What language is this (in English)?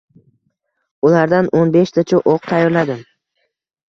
Uzbek